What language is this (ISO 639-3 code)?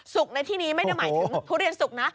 tha